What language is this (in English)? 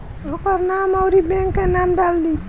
Bhojpuri